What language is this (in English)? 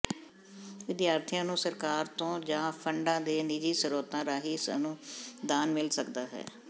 Punjabi